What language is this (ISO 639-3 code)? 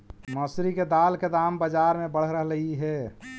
mag